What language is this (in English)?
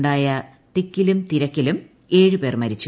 Malayalam